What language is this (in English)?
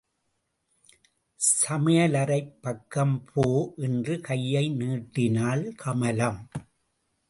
Tamil